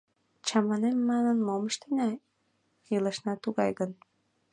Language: Mari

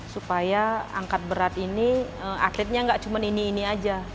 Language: Indonesian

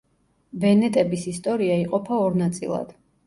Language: Georgian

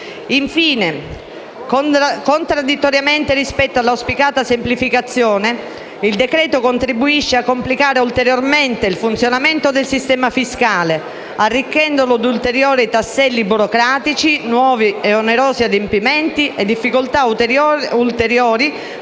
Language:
Italian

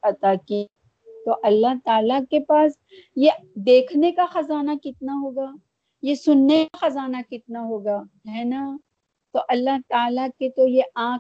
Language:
Urdu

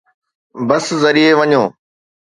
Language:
Sindhi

